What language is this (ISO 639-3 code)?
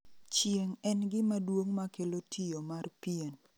luo